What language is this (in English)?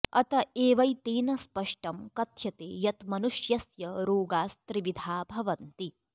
Sanskrit